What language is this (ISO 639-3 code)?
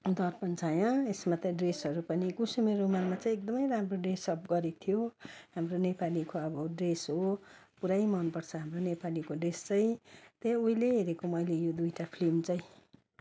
nep